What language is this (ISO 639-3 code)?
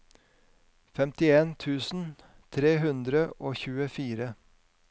nor